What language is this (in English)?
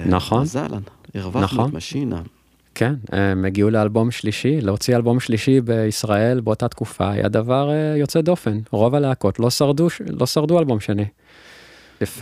Hebrew